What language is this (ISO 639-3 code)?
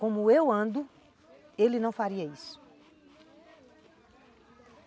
por